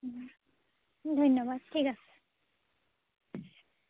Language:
Assamese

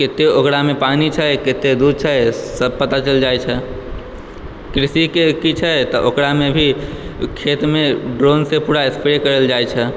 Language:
Maithili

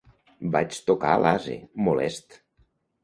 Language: Catalan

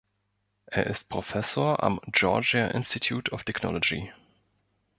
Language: German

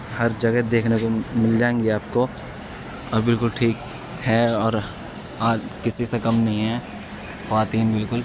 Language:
Urdu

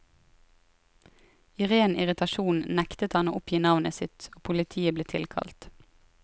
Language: Norwegian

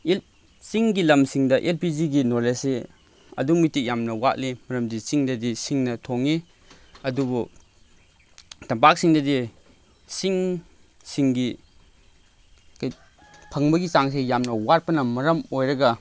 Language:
Manipuri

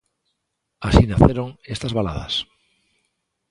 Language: Galician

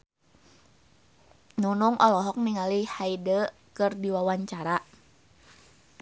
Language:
Sundanese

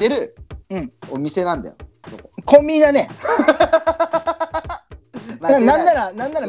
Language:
Japanese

